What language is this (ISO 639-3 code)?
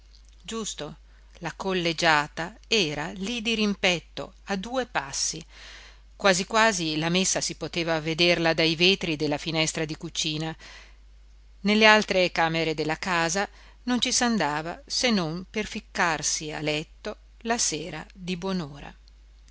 ita